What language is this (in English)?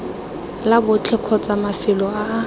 Tswana